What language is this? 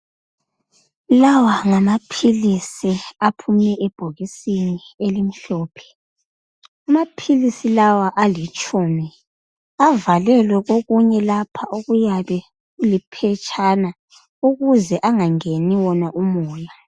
North Ndebele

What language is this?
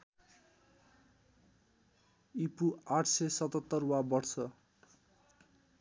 Nepali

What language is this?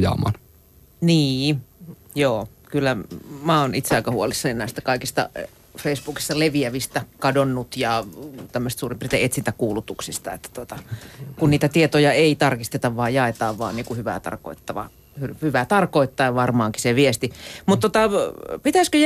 Finnish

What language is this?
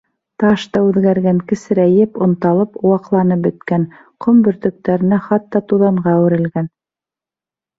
Bashkir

